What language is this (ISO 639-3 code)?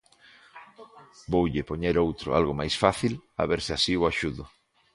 glg